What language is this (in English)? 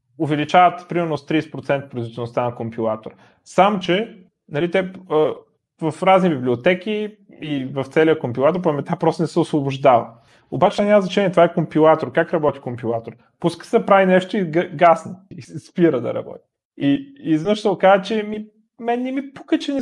Bulgarian